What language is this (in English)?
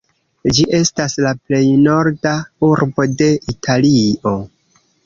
Esperanto